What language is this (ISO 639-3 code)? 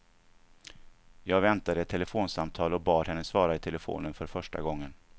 swe